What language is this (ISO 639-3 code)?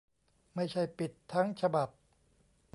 tha